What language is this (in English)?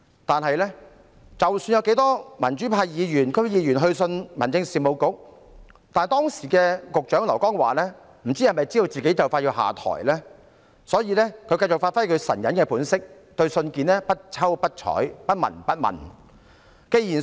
Cantonese